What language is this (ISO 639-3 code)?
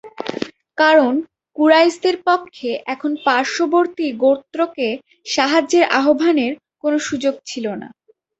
ben